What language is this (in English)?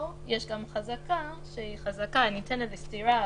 Hebrew